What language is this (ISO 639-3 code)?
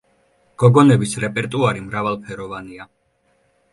kat